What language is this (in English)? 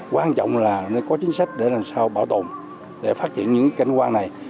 Vietnamese